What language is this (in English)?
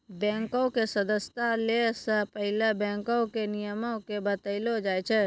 Maithili